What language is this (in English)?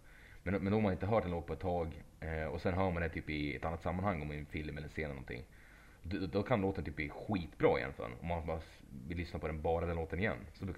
Swedish